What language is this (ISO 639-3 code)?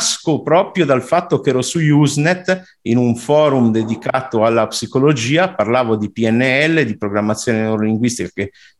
ita